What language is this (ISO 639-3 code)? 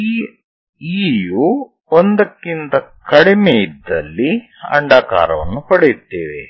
kan